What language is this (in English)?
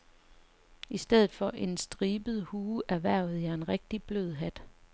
Danish